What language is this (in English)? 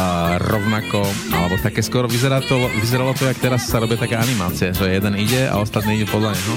Slovak